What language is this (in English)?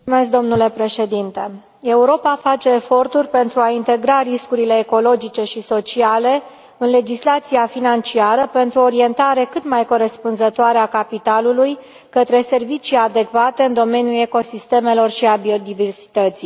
Romanian